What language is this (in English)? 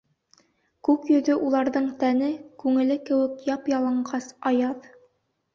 Bashkir